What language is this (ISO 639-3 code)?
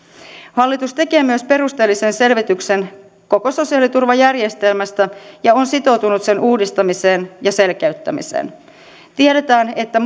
fin